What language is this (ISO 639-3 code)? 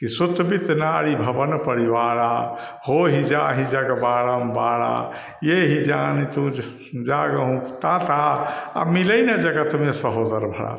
hin